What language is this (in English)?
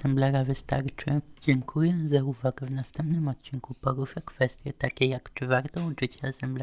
Polish